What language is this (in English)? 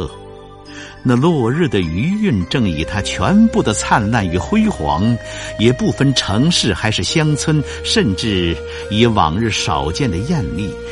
Chinese